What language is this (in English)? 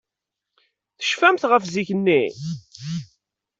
Kabyle